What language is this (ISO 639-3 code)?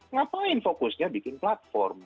ind